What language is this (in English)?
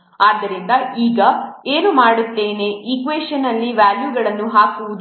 Kannada